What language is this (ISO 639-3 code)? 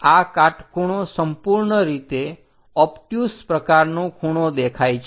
guj